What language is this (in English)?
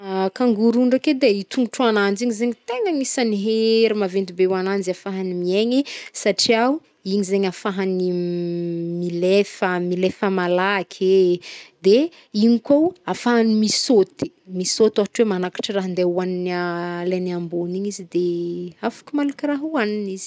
Northern Betsimisaraka Malagasy